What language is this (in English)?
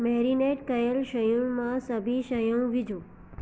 Sindhi